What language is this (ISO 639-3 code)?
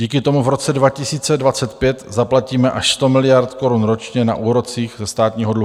ces